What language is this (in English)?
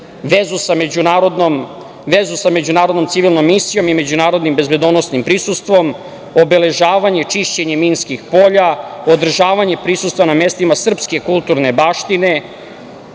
Serbian